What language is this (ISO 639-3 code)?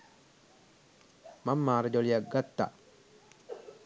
sin